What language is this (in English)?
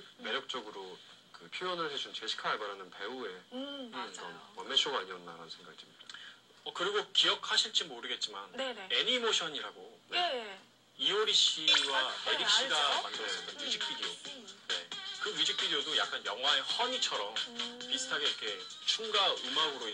Korean